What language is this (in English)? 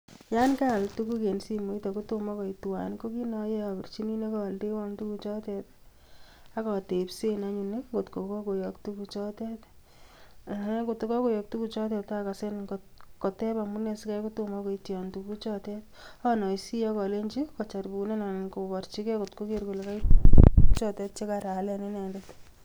Kalenjin